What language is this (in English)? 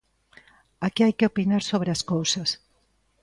Galician